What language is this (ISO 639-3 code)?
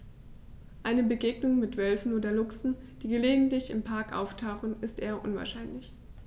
deu